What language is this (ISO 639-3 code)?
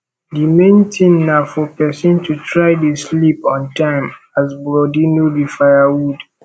pcm